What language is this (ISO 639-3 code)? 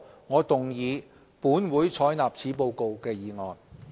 yue